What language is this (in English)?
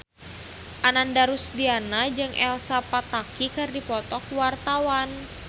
Sundanese